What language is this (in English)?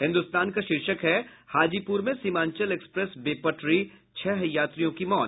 Hindi